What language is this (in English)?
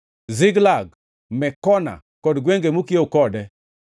Luo (Kenya and Tanzania)